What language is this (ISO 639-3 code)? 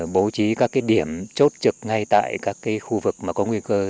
vie